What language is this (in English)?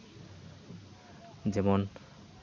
Santali